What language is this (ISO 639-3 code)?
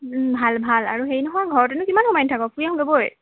asm